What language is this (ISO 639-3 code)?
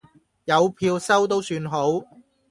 yue